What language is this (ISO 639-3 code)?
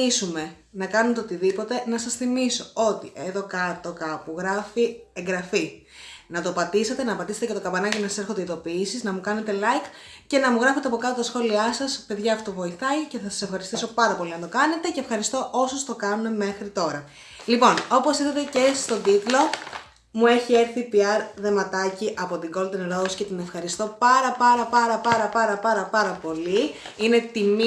ell